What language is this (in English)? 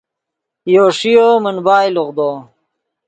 Yidgha